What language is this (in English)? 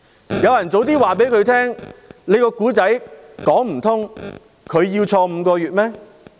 Cantonese